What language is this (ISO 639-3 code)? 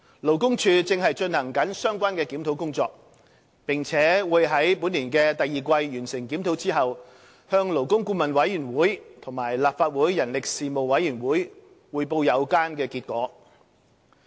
yue